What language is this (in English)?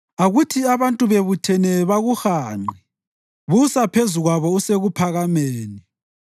North Ndebele